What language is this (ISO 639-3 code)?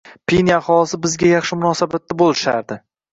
uzb